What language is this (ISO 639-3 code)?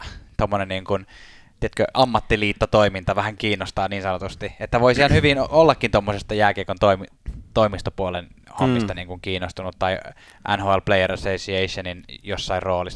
fin